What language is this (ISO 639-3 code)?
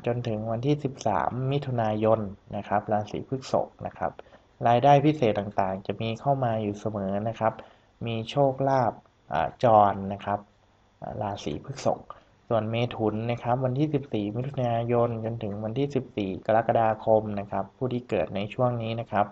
tha